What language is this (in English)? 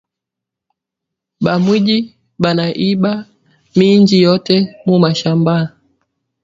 Swahili